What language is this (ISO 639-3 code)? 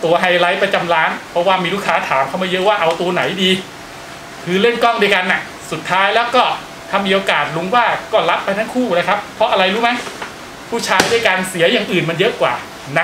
tha